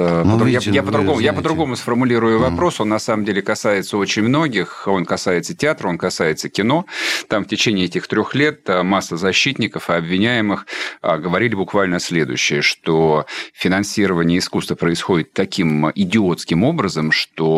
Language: Russian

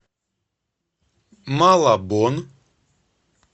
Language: Russian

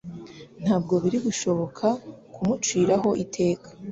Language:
Kinyarwanda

